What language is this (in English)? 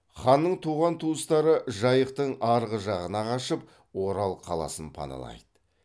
Kazakh